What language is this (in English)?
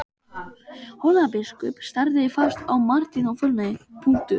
Icelandic